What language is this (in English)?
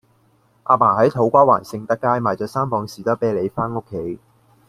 Cantonese